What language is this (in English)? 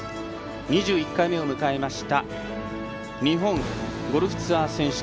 Japanese